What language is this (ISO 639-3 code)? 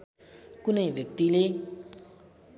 nep